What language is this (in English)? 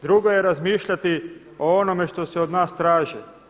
Croatian